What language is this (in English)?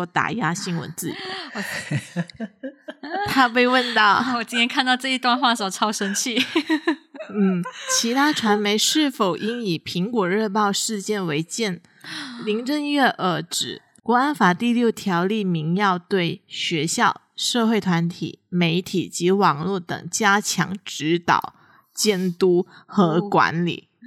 Chinese